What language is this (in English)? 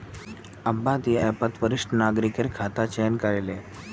Magahi